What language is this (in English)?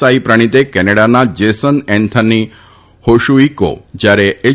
Gujarati